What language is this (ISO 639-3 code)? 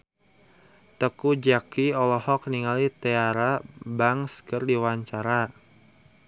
sun